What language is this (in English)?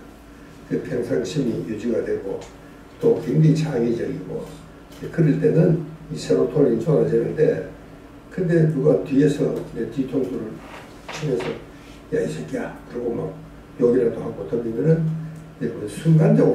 Korean